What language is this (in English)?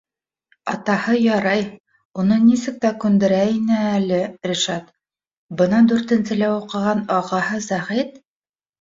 Bashkir